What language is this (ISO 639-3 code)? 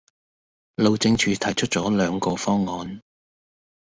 yue